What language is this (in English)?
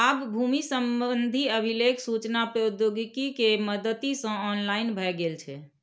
Maithili